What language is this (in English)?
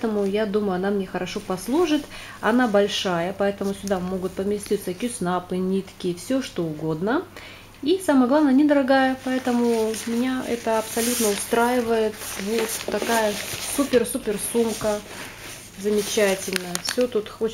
Russian